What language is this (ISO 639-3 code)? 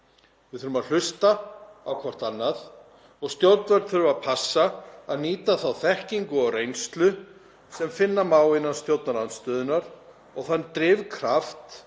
isl